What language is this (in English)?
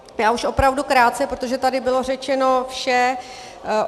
Czech